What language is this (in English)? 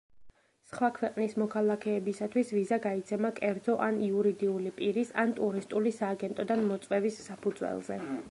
Georgian